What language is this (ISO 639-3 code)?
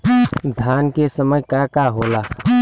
bho